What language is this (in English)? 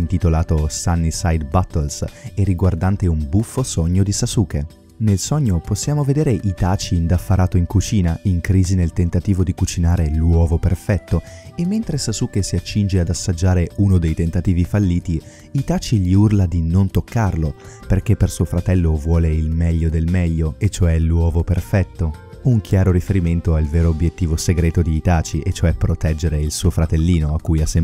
Italian